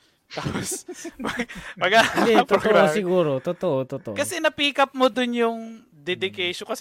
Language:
Filipino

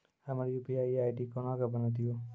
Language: Maithili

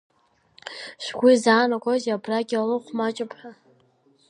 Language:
Abkhazian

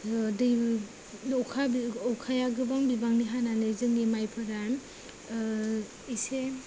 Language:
Bodo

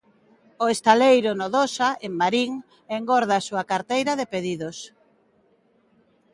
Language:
Galician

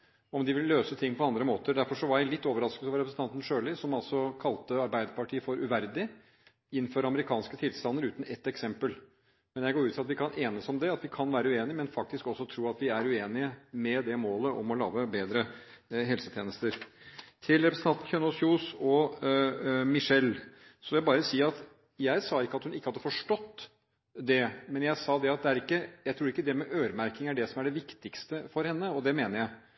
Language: Norwegian Bokmål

